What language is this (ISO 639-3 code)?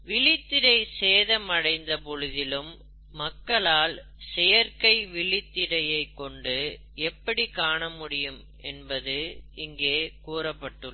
tam